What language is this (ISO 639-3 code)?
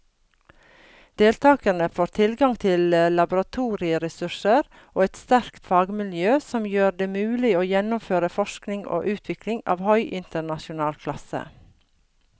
nor